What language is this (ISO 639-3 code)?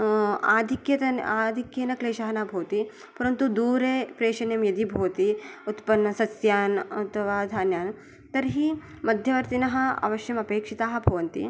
san